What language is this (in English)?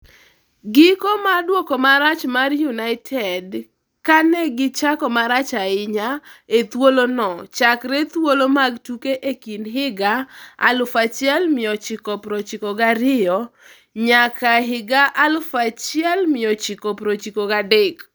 Luo (Kenya and Tanzania)